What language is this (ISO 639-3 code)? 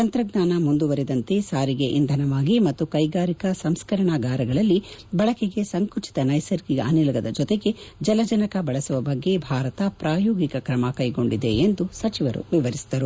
kan